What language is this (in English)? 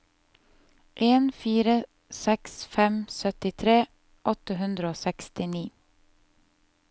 Norwegian